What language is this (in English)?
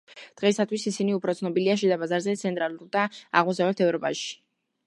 Georgian